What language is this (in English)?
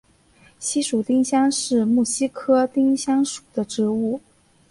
Chinese